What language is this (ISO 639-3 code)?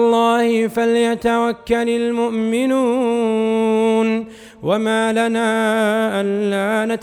ara